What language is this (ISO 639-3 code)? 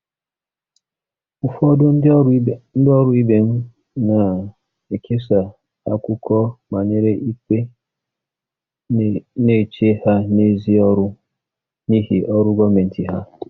ibo